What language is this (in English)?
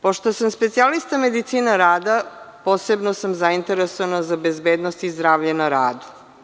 Serbian